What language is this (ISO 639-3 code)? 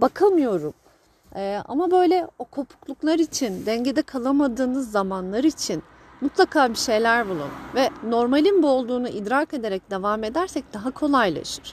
tur